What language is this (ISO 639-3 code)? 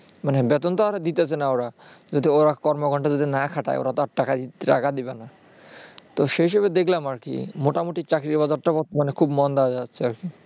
ben